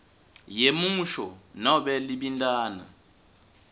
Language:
Swati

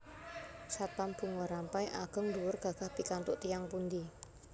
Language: Javanese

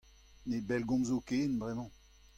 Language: Breton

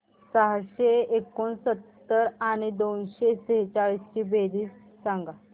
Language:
Marathi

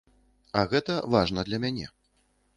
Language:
Belarusian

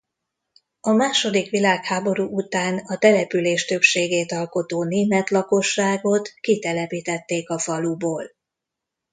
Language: Hungarian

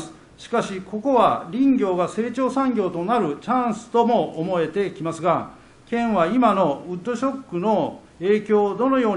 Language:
Japanese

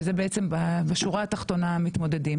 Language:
Hebrew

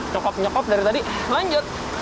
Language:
Indonesian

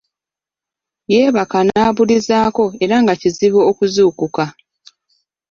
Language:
Ganda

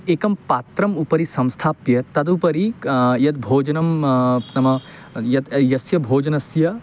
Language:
Sanskrit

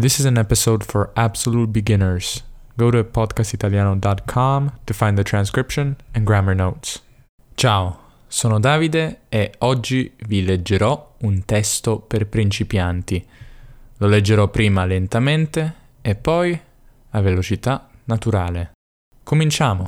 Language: Italian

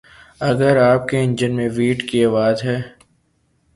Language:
Urdu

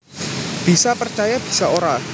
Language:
Javanese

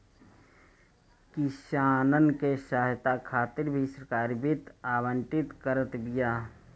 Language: Bhojpuri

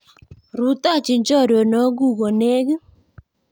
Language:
Kalenjin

